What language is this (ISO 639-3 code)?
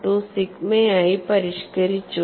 mal